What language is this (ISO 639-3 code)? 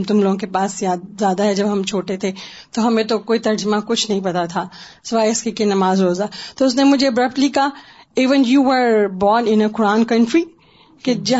urd